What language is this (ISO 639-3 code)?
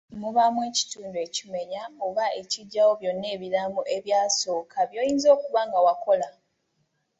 lug